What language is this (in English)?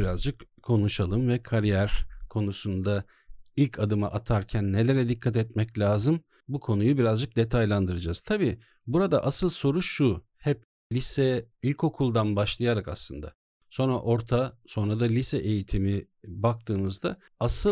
Turkish